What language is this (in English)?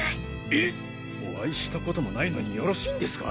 Japanese